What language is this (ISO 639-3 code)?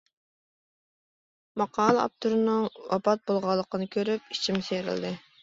uig